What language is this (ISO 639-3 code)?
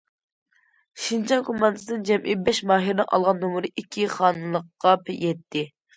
uig